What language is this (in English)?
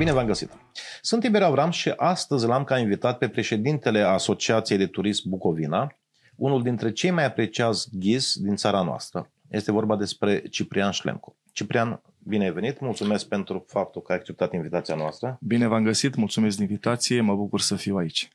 Romanian